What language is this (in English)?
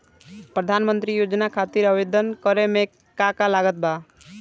Bhojpuri